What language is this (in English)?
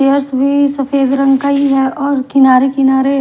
Hindi